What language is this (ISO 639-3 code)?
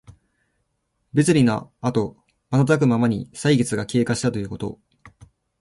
jpn